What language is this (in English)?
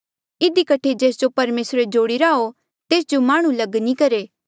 Mandeali